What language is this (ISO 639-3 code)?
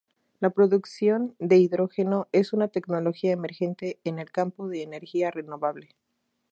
spa